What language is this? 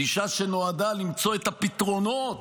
Hebrew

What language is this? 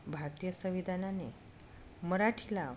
Marathi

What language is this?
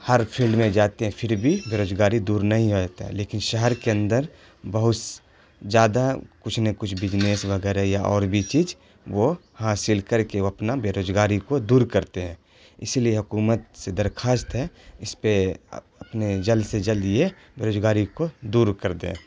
Urdu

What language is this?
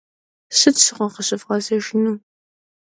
Kabardian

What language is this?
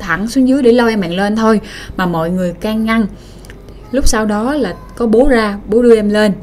Vietnamese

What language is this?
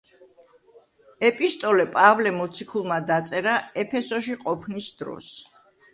Georgian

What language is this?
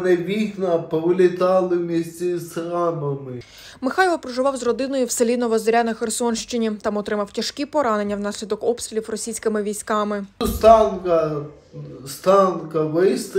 Ukrainian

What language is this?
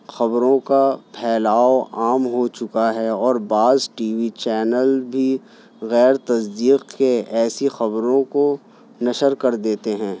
Urdu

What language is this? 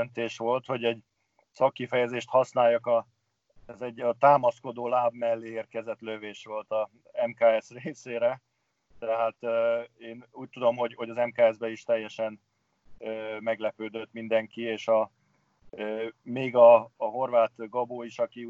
Hungarian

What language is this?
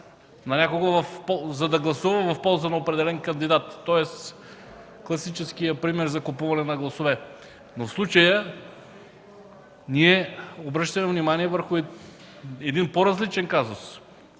Bulgarian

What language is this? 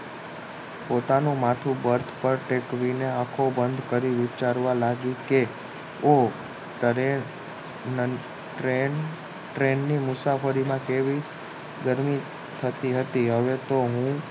Gujarati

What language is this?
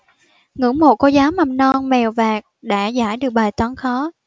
Vietnamese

